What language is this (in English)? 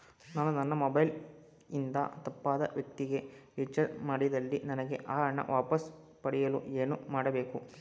Kannada